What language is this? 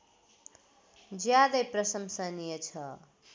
Nepali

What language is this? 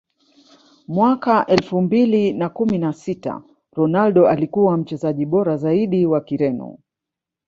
Swahili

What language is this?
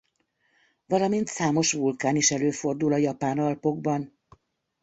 Hungarian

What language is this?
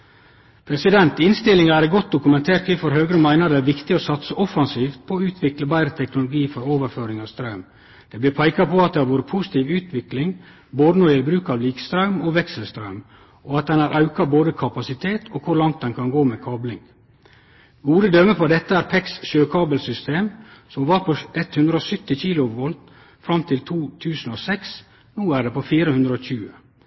Norwegian Nynorsk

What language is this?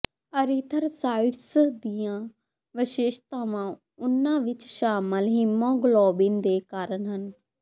Punjabi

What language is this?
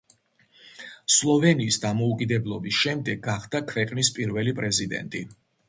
Georgian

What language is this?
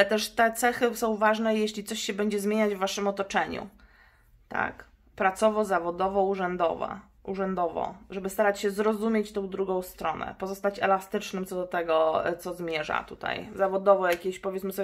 Polish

